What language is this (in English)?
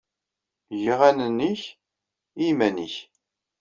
Kabyle